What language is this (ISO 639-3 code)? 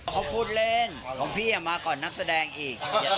tha